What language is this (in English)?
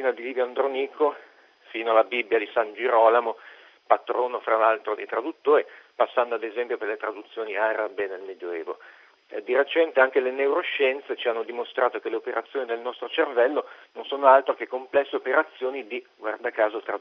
Italian